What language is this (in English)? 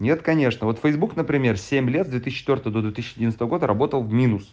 Russian